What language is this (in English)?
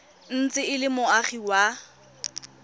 Tswana